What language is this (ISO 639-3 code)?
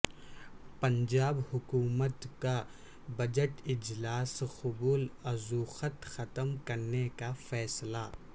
urd